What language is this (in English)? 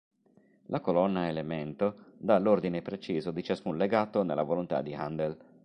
Italian